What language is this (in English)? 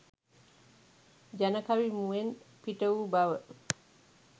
Sinhala